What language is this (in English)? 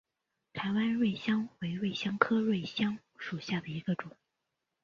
Chinese